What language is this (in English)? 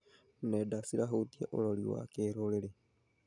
Kikuyu